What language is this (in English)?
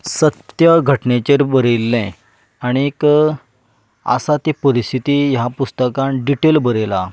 Konkani